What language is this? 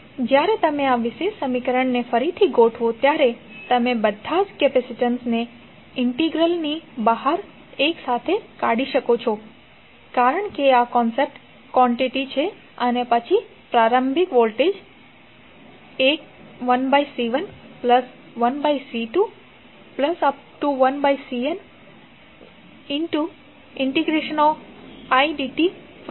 Gujarati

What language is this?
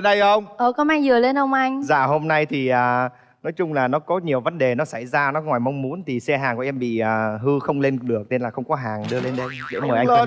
Vietnamese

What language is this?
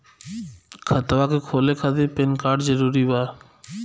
Bhojpuri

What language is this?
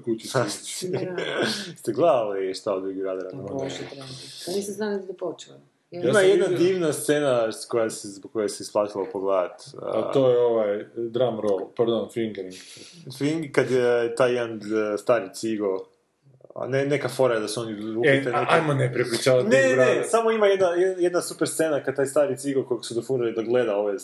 Croatian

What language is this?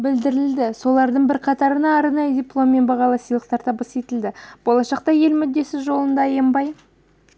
Kazakh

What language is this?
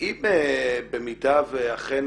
Hebrew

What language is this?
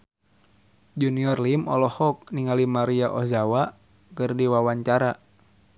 Sundanese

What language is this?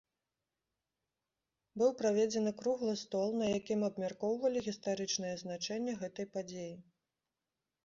Belarusian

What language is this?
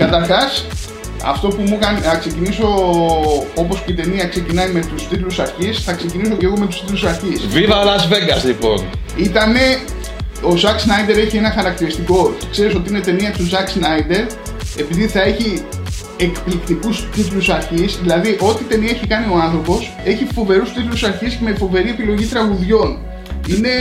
Greek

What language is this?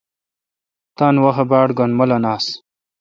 Kalkoti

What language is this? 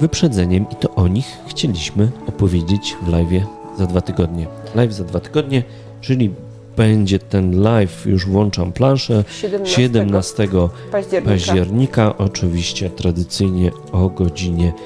Polish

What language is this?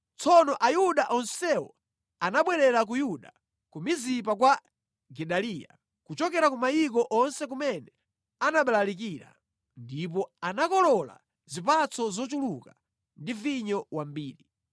Nyanja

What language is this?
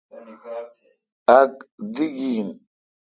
Kalkoti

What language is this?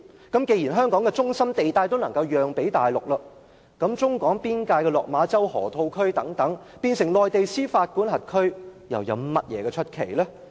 Cantonese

